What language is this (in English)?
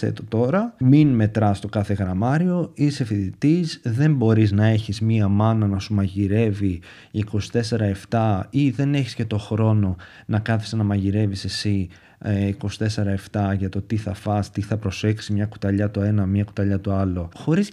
Greek